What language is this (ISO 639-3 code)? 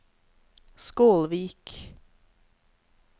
nor